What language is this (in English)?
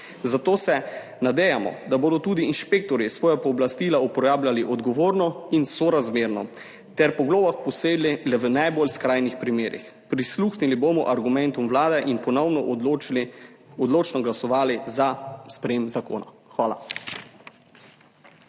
Slovenian